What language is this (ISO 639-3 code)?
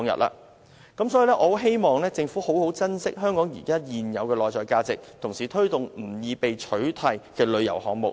yue